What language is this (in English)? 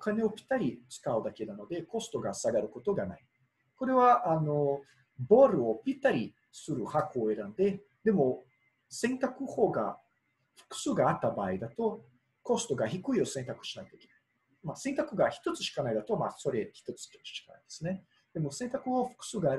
Japanese